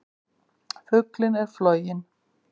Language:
Icelandic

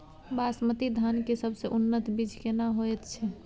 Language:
Maithili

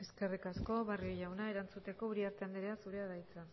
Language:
Basque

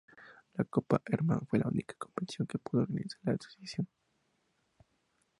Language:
Spanish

